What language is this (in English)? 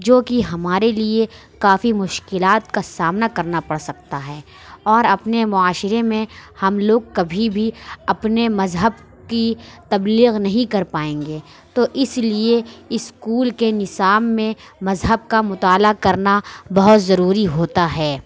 Urdu